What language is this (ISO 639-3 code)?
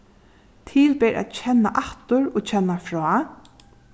fao